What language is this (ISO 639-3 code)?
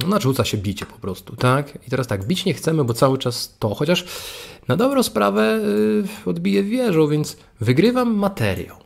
pol